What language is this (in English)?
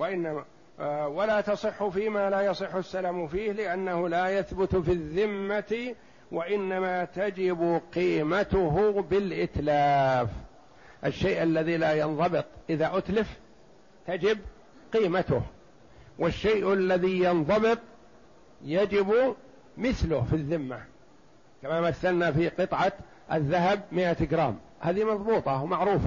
Arabic